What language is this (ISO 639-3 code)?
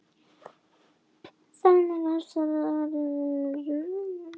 isl